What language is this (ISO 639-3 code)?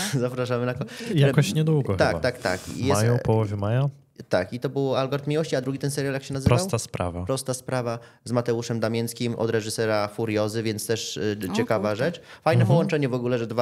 pol